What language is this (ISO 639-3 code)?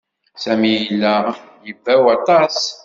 kab